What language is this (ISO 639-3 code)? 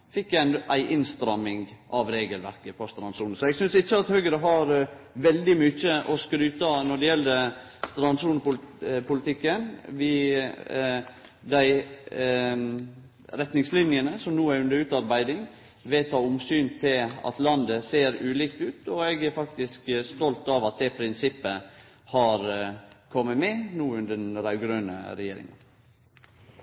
nno